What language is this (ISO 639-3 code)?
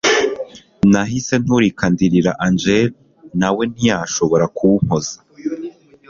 kin